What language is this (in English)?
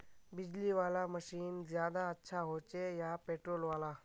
Magahi